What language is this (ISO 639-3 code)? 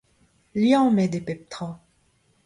bre